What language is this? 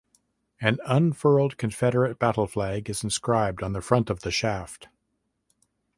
English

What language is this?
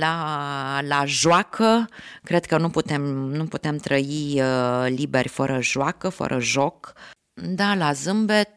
Romanian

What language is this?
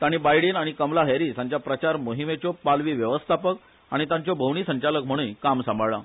Konkani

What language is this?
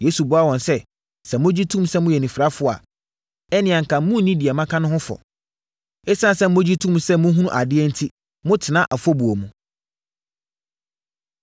Akan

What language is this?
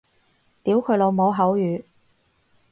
Cantonese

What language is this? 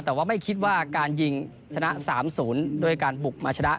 Thai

